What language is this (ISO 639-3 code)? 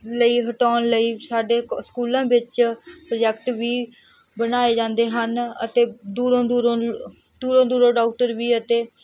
pan